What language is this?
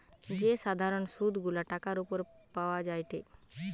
Bangla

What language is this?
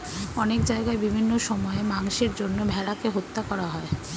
Bangla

